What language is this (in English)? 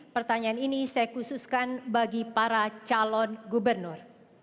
Indonesian